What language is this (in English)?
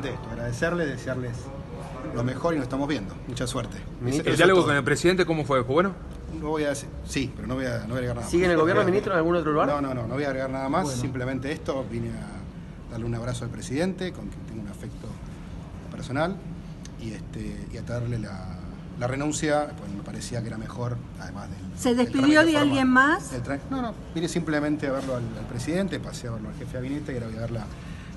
Spanish